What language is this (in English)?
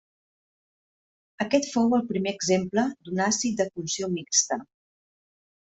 Catalan